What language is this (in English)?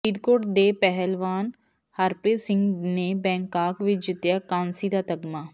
Punjabi